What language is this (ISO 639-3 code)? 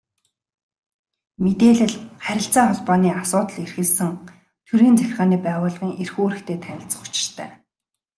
mon